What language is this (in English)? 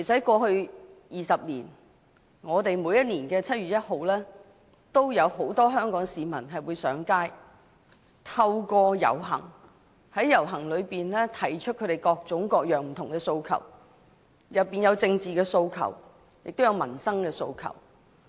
Cantonese